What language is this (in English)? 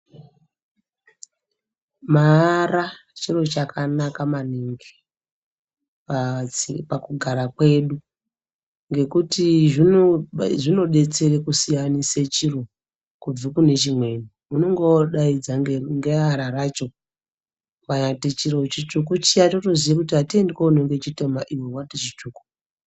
Ndau